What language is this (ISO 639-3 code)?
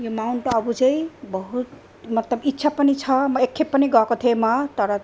nep